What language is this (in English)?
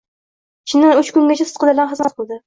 Uzbek